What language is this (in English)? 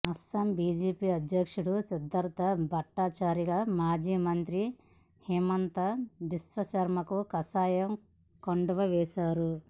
Telugu